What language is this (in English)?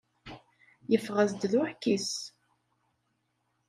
Kabyle